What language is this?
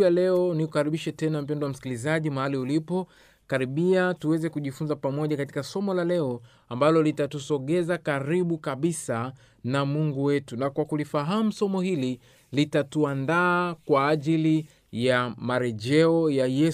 Swahili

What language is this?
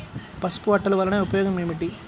Telugu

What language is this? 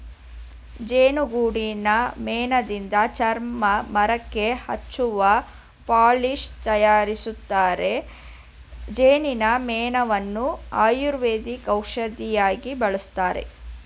Kannada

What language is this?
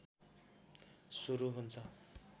Nepali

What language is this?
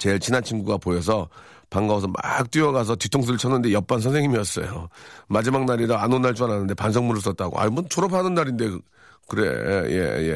Korean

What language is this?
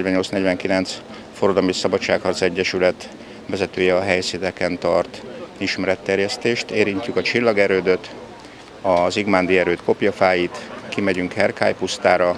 Hungarian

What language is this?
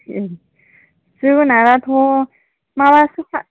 Bodo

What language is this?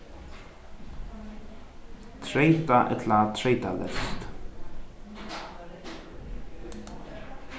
Faroese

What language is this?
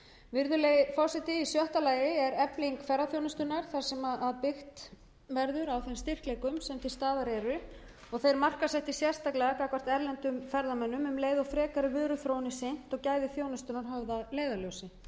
Icelandic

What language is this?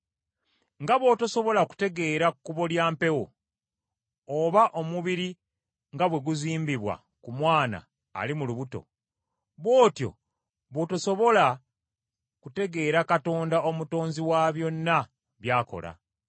Ganda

